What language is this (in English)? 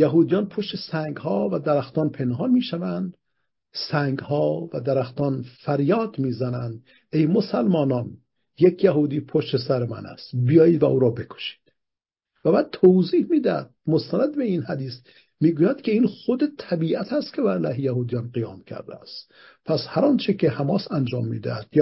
Persian